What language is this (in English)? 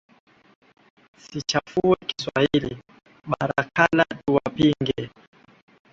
Swahili